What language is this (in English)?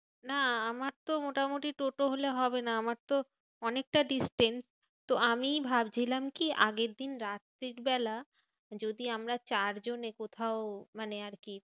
Bangla